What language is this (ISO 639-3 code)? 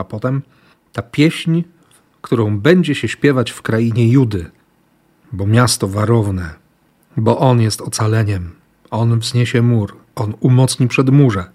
pol